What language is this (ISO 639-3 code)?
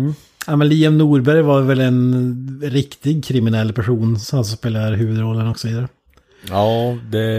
swe